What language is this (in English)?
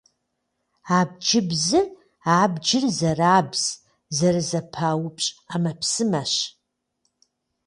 Kabardian